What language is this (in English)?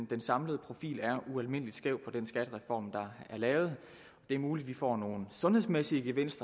Danish